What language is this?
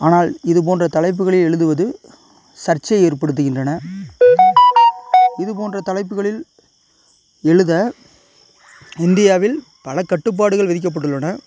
Tamil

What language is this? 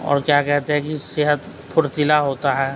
Urdu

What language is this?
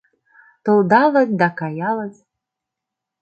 Mari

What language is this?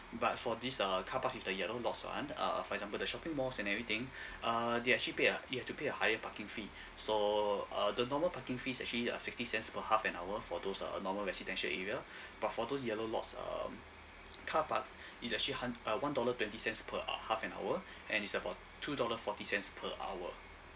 English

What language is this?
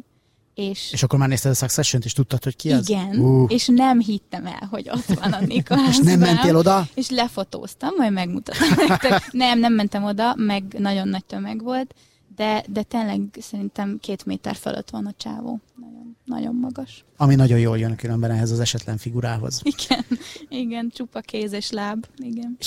Hungarian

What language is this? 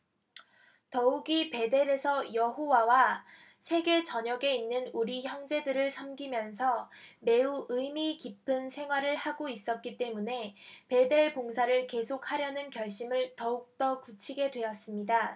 Korean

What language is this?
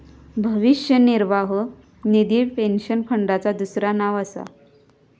Marathi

